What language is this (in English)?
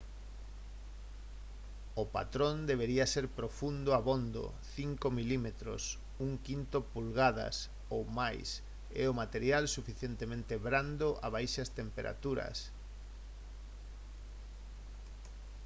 Galician